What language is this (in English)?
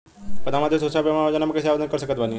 Bhojpuri